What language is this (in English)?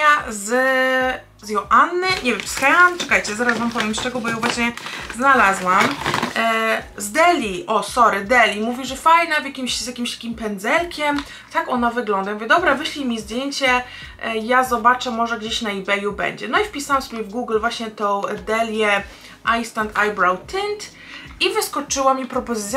Polish